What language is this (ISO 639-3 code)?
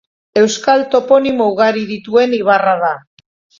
eus